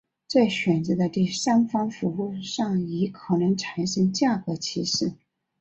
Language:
Chinese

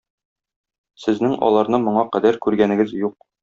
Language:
Tatar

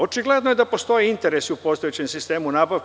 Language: Serbian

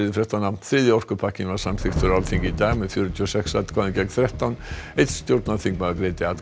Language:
Icelandic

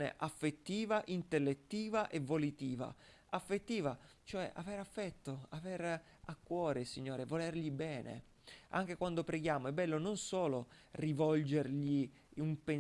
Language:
Italian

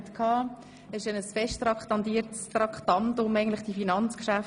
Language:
Swiss German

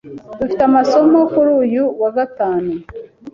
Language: Kinyarwanda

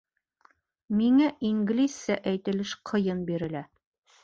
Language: Bashkir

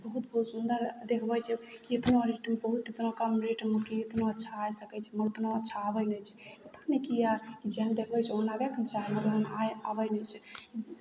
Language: Maithili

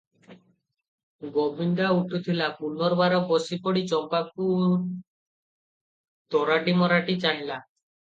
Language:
Odia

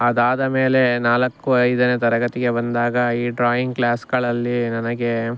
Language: Kannada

